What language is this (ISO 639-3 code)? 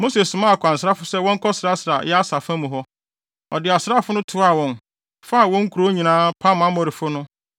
aka